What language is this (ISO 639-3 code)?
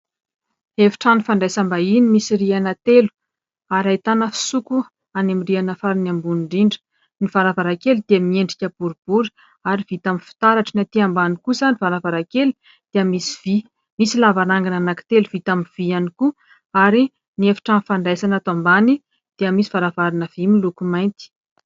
mlg